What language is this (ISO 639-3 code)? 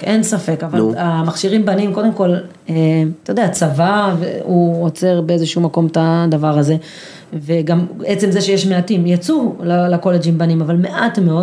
heb